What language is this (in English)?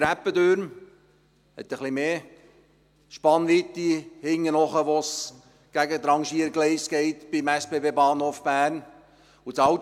Swiss German